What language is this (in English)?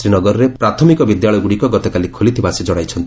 Odia